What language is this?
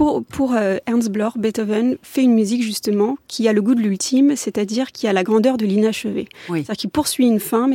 French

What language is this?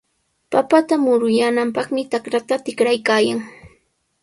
Sihuas Ancash Quechua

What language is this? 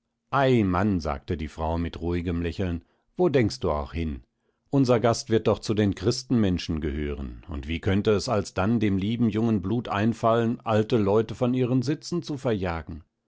German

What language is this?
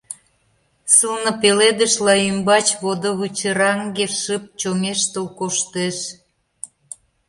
Mari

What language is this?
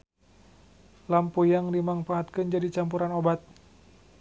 Sundanese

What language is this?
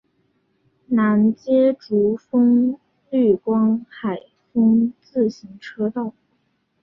Chinese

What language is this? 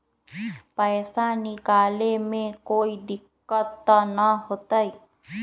Magahi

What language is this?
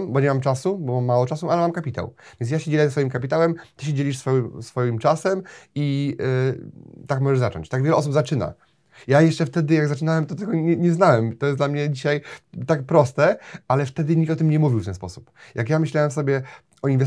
Polish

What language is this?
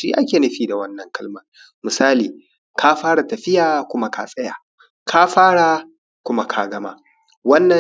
Hausa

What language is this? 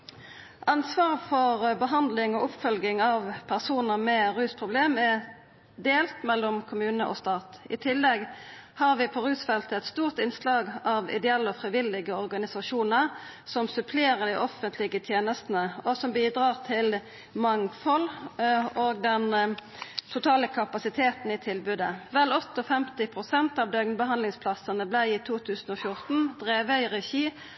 Norwegian Nynorsk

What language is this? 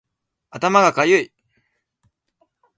Japanese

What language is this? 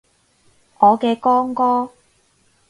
Cantonese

